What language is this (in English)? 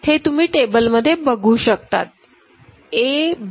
Marathi